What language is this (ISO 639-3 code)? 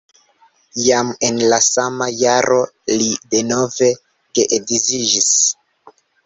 epo